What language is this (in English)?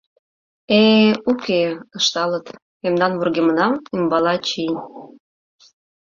Mari